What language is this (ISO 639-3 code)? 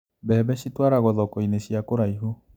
kik